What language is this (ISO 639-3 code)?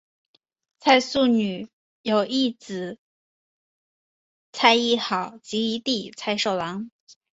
zho